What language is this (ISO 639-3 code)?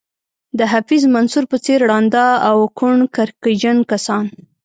pus